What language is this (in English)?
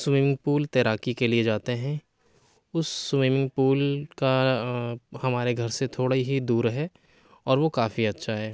Urdu